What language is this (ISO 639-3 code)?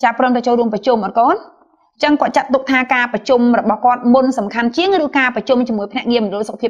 vie